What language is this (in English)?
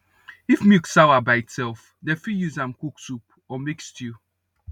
Nigerian Pidgin